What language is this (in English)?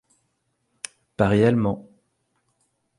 French